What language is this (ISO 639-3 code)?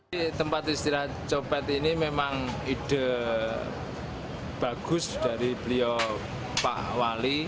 ind